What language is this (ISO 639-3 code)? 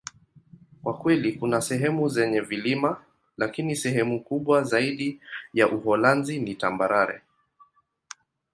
swa